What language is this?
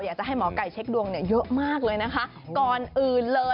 Thai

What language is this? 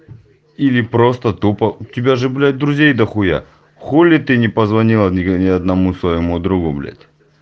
Russian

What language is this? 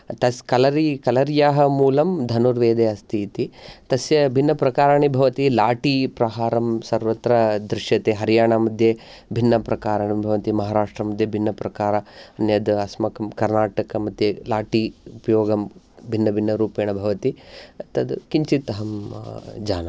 Sanskrit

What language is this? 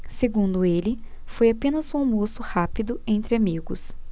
Portuguese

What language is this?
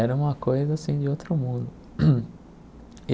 Portuguese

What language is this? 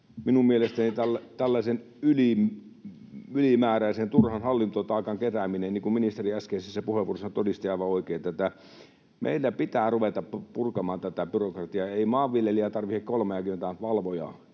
Finnish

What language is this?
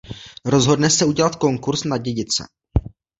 Czech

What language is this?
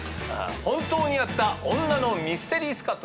Japanese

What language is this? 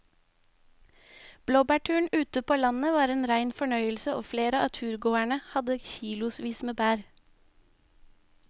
Norwegian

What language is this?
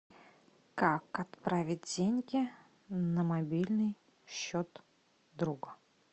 Russian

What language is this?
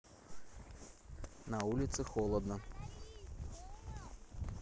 Russian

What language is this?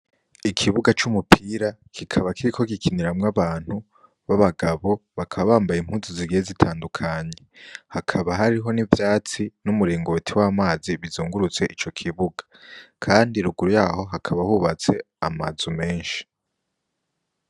Rundi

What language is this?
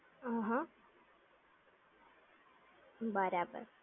Gujarati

